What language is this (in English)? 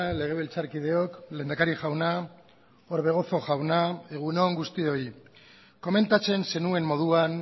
Basque